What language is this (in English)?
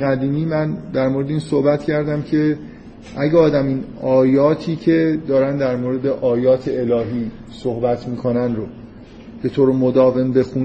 Persian